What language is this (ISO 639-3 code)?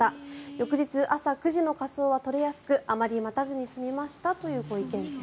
jpn